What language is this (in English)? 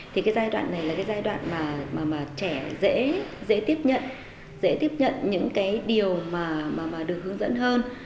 Vietnamese